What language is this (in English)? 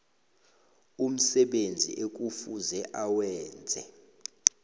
South Ndebele